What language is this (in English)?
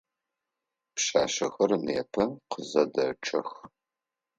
Adyghe